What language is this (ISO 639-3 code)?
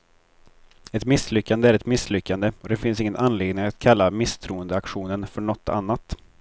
swe